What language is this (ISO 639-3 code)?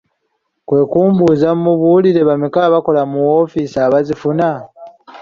lug